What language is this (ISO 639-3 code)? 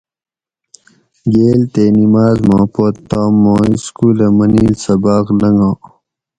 gwc